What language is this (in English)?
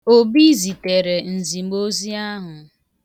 Igbo